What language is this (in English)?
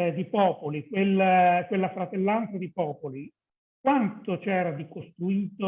Italian